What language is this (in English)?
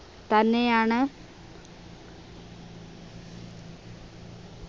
Malayalam